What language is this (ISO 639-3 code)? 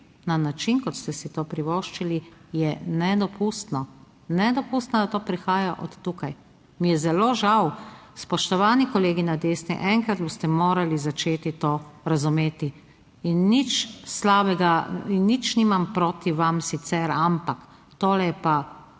slv